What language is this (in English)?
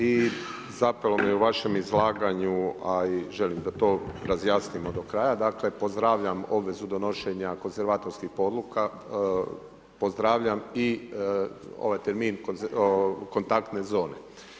Croatian